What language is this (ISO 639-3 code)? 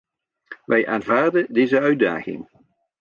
nld